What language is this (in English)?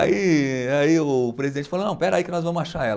Portuguese